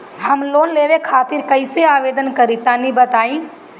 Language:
Bhojpuri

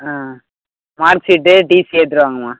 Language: Tamil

